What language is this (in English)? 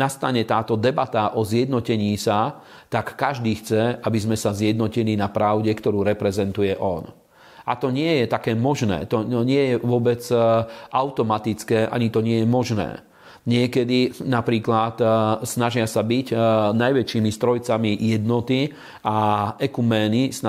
Slovak